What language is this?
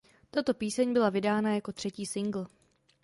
Czech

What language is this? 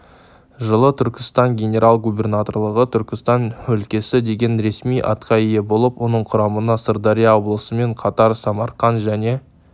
Kazakh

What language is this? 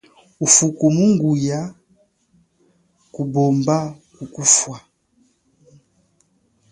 Chokwe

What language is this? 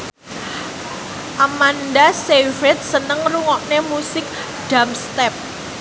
Javanese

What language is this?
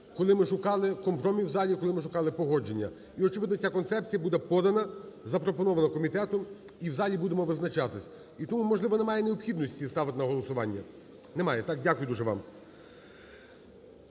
Ukrainian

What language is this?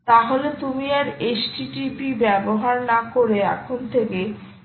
Bangla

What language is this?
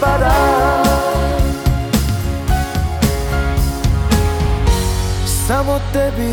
Croatian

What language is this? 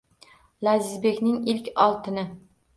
Uzbek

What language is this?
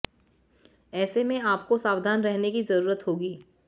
Hindi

